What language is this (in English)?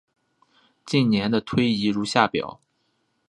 Chinese